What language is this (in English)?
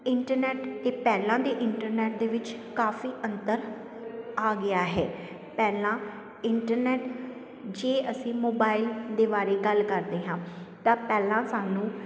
Punjabi